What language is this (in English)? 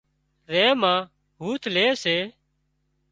Wadiyara Koli